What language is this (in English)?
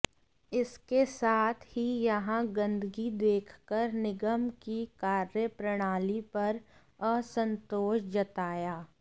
Hindi